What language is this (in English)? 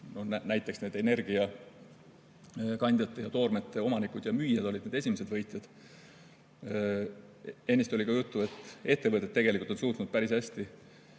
Estonian